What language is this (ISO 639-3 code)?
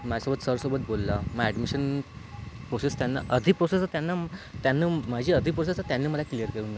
mar